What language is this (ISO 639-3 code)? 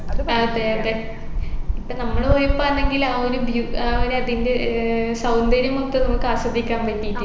mal